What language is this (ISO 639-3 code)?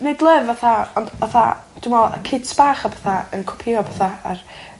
cym